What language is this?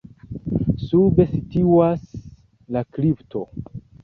Esperanto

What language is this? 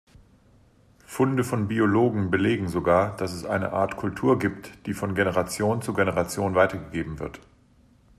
German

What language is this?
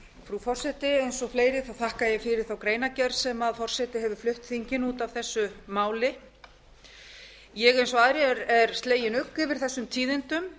Icelandic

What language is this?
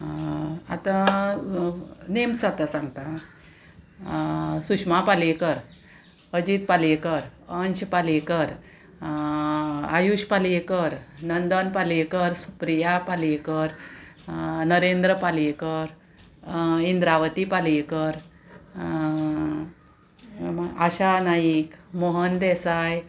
Konkani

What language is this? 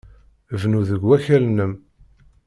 Kabyle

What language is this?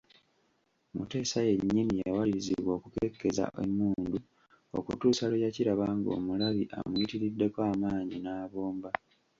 Ganda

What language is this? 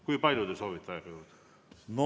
Estonian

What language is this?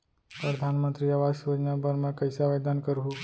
Chhattisgarhi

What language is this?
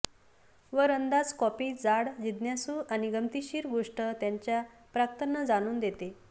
Marathi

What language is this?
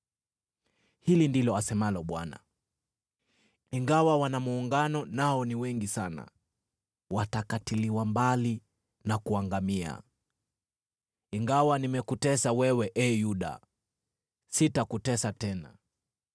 Swahili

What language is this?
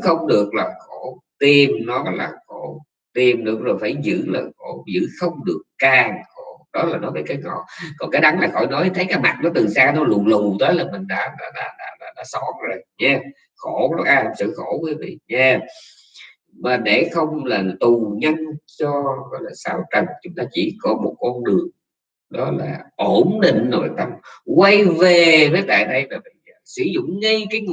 Vietnamese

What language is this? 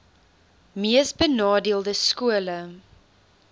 Afrikaans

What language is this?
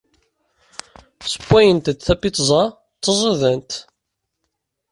Kabyle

